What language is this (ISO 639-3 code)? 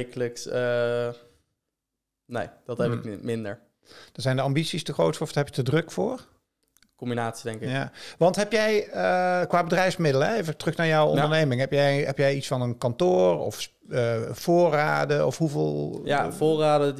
nld